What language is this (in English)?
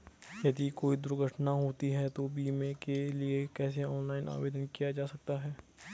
Hindi